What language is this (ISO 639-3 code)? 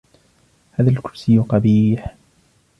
ara